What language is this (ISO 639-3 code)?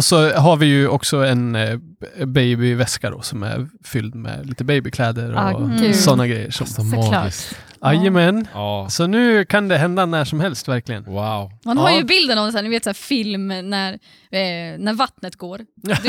swe